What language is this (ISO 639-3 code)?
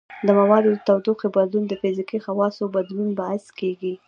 pus